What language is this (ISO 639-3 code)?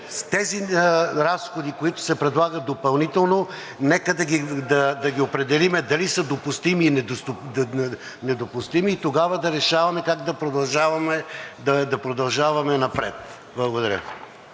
bul